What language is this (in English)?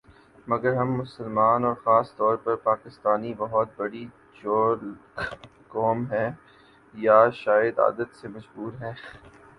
Urdu